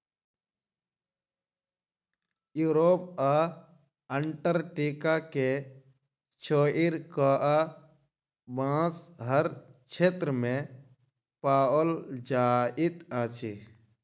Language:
Maithili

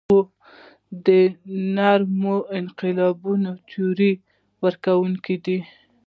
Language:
Pashto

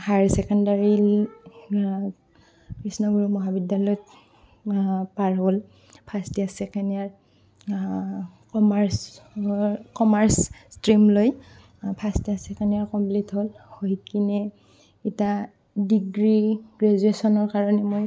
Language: Assamese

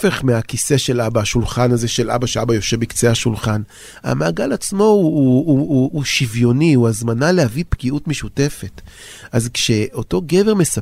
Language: Hebrew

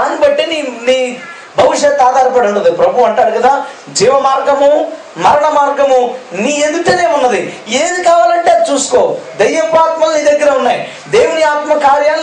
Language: Telugu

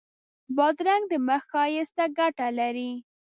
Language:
Pashto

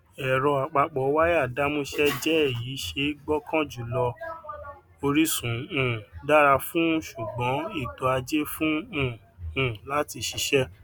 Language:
Yoruba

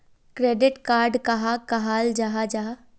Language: Magahi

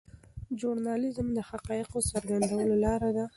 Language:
Pashto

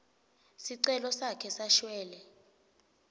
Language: Swati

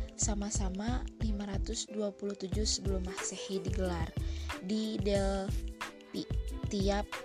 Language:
Indonesian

